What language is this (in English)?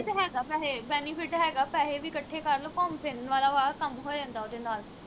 Punjabi